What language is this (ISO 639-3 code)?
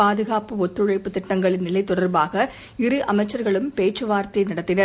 tam